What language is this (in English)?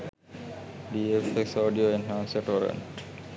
Sinhala